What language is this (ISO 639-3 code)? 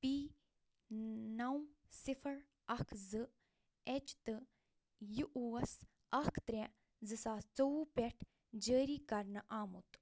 kas